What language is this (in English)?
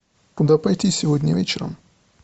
Russian